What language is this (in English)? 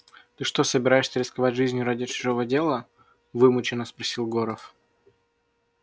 Russian